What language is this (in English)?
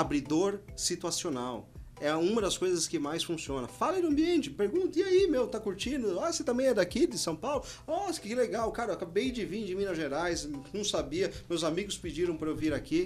Portuguese